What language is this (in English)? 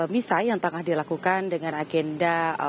Indonesian